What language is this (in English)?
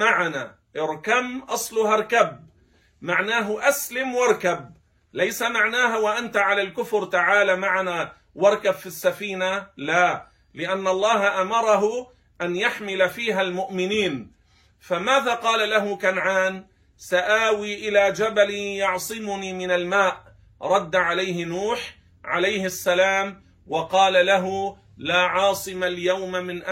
Arabic